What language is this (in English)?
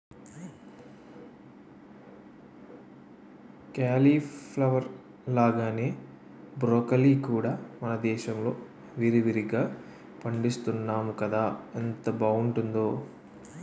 Telugu